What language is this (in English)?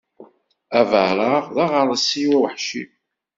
Kabyle